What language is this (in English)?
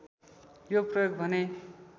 Nepali